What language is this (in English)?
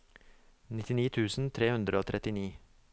Norwegian